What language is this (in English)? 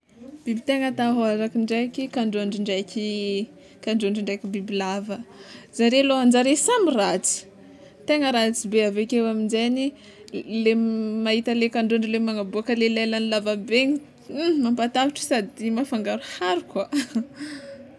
Tsimihety Malagasy